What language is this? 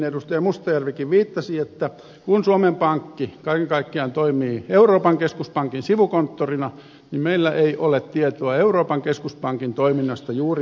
Finnish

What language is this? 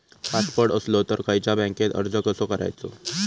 Marathi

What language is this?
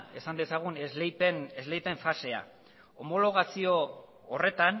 Basque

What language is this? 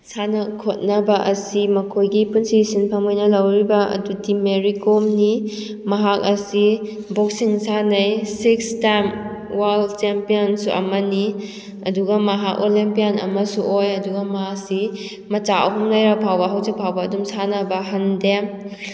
Manipuri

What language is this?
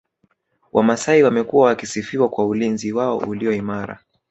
Swahili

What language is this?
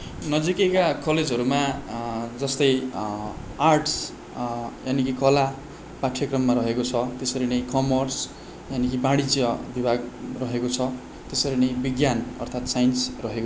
Nepali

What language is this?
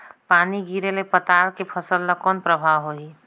Chhattisgarhi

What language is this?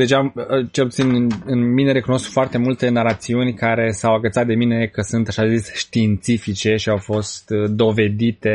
Romanian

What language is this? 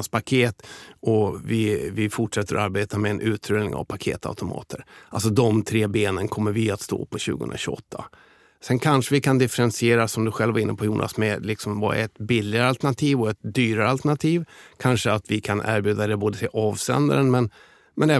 Swedish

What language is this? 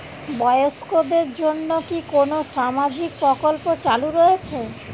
Bangla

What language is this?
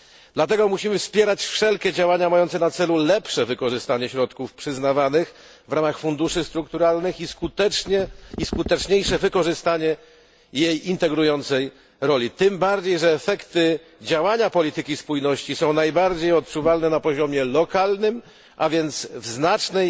Polish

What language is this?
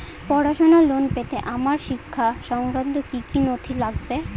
Bangla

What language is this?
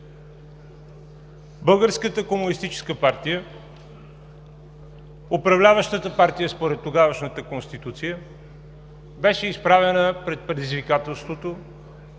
Bulgarian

